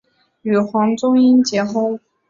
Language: Chinese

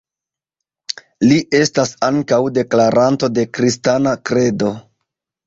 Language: Esperanto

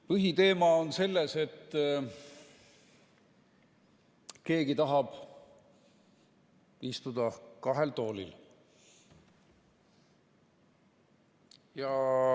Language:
Estonian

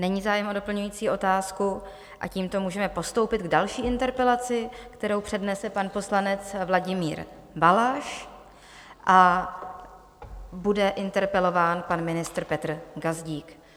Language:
Czech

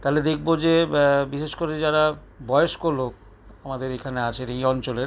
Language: Bangla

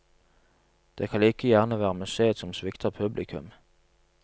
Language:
Norwegian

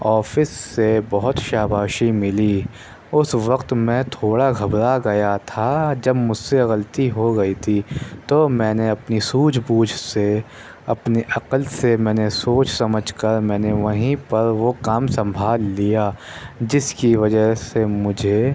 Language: Urdu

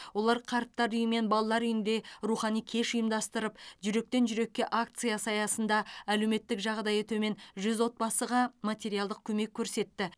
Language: Kazakh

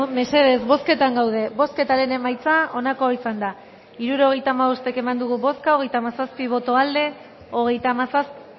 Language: Basque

